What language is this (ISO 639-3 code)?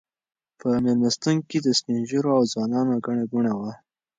pus